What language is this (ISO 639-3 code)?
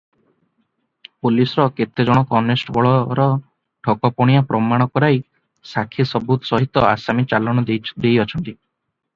ori